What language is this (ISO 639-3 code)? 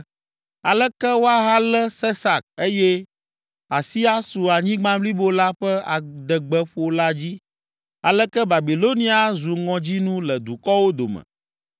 ewe